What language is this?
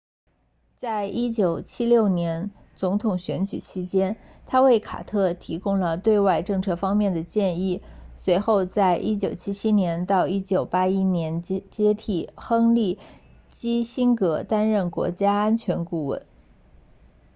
Chinese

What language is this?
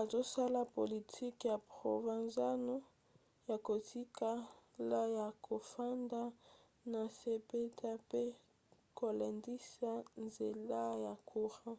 Lingala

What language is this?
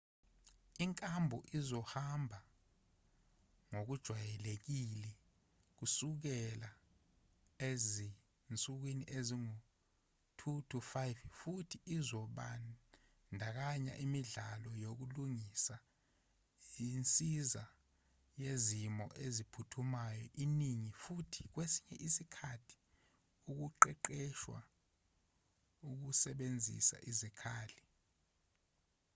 Zulu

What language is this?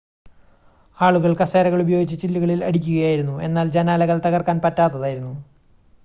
Malayalam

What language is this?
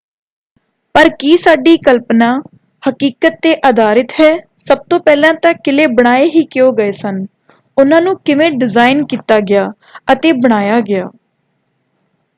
Punjabi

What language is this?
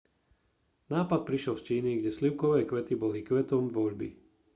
Slovak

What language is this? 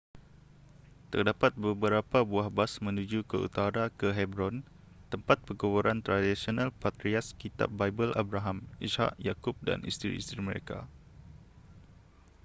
Malay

